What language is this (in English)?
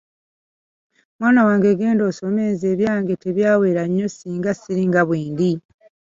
Ganda